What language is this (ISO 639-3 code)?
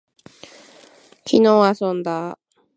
jpn